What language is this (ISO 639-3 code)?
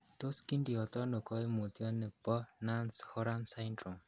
kln